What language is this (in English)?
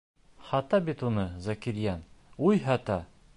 Bashkir